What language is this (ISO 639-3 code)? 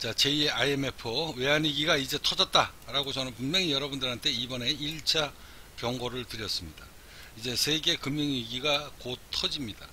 kor